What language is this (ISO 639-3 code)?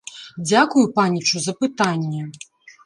bel